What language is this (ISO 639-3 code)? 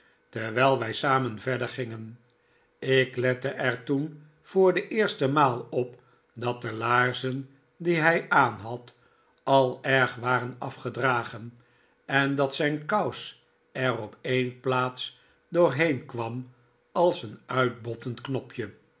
nld